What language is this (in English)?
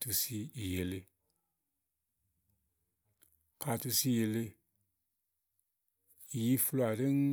Igo